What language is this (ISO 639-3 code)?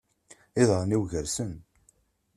kab